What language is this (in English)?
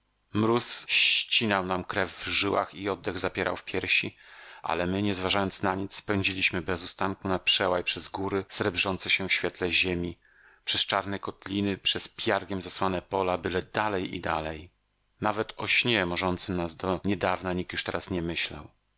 Polish